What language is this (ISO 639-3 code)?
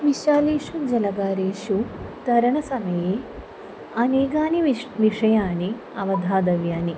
san